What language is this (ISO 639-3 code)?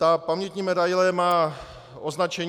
ces